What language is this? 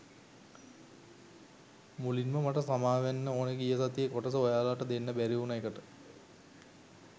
Sinhala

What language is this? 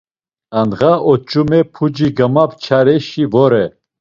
Laz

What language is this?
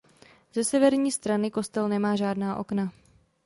Czech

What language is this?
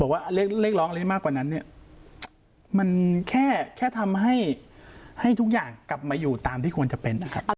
Thai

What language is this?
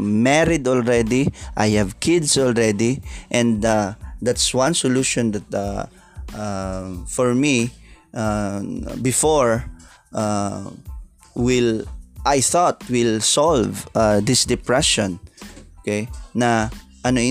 Filipino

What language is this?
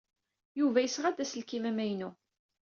Kabyle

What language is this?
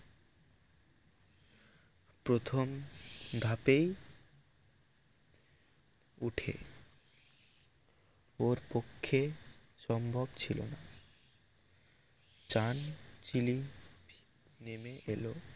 Bangla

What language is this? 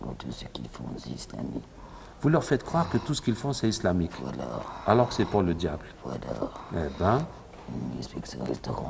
French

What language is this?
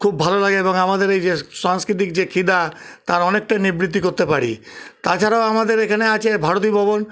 Bangla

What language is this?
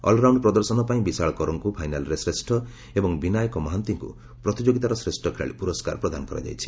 Odia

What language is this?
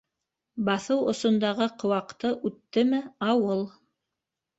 Bashkir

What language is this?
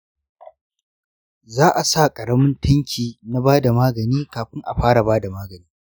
Hausa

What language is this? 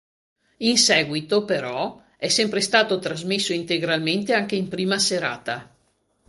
Italian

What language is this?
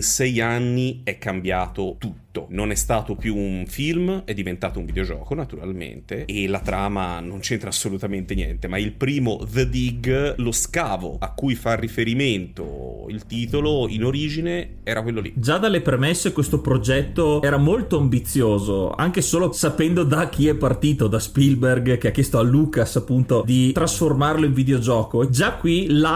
Italian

